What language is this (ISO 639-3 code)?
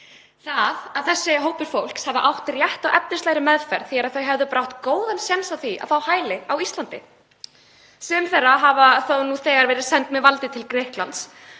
isl